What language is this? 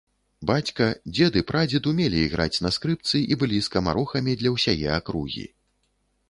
Belarusian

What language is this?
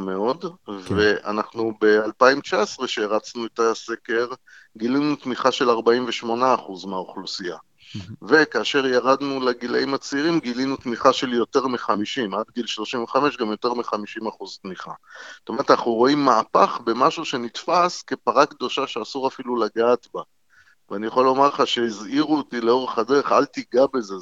Hebrew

